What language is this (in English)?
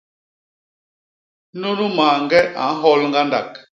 Basaa